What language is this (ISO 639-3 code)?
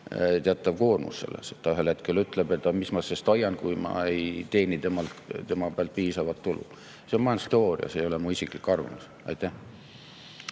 est